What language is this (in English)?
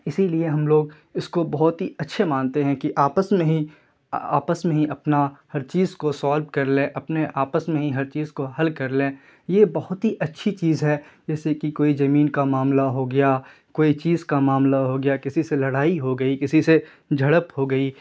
Urdu